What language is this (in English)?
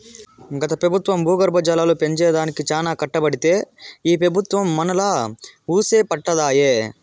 Telugu